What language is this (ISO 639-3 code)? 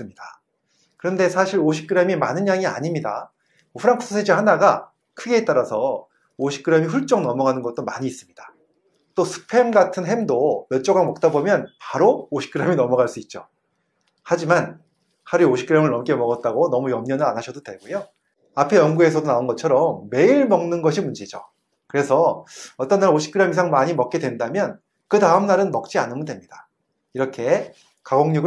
kor